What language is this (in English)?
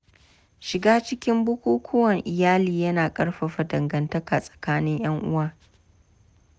Hausa